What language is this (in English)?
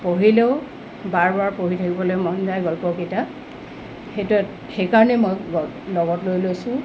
Assamese